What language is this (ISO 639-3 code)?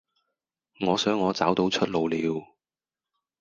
yue